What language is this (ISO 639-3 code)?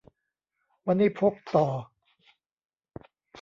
tha